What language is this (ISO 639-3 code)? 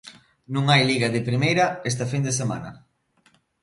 glg